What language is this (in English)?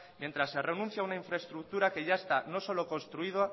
Spanish